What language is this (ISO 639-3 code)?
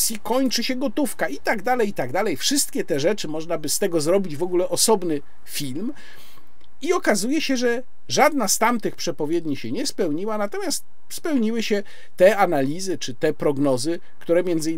pol